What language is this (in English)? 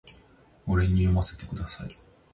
Japanese